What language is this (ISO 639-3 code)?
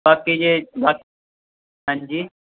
pan